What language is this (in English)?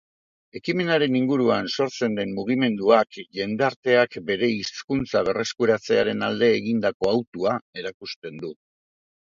Basque